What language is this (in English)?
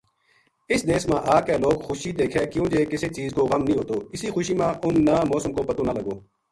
Gujari